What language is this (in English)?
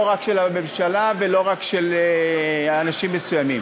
Hebrew